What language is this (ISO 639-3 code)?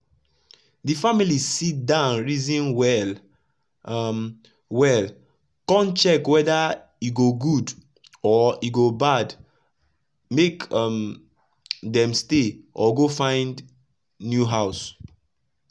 pcm